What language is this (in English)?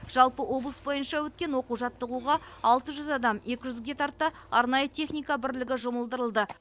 Kazakh